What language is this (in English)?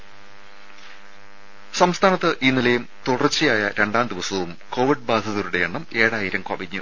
Malayalam